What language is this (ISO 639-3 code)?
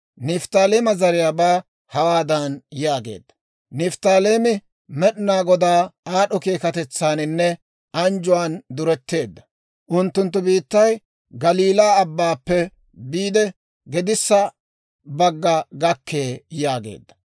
dwr